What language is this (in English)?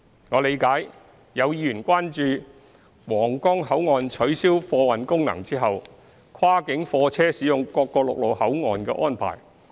Cantonese